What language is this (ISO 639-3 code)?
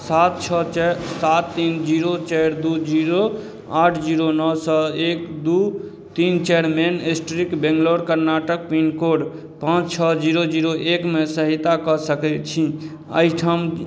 mai